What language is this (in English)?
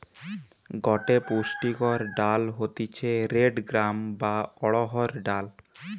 Bangla